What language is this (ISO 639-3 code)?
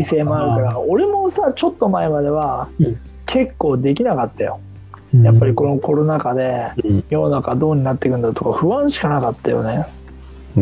jpn